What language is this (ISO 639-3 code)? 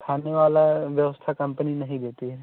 hin